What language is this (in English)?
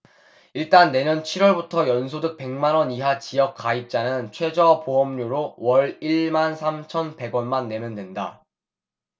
Korean